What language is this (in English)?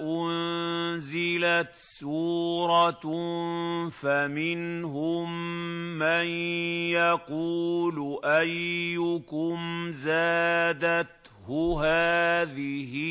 Arabic